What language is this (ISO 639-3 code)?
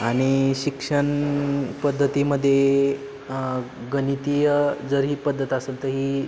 mar